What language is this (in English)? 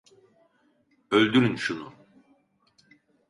Turkish